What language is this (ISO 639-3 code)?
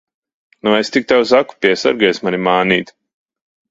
lav